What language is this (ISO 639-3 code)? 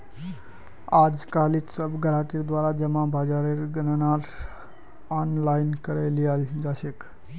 mag